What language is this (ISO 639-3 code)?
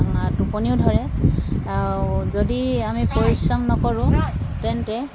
asm